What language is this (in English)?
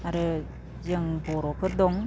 Bodo